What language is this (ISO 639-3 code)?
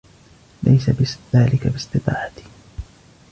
ara